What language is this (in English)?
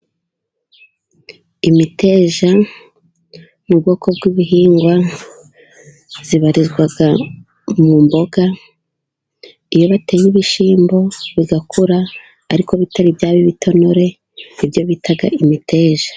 Kinyarwanda